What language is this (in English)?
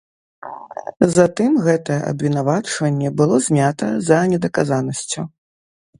Belarusian